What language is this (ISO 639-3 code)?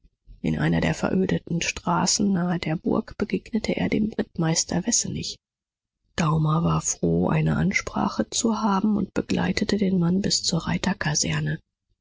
deu